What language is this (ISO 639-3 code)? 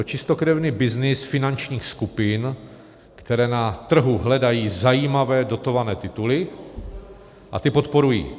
ces